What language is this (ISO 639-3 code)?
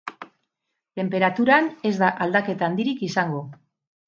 eus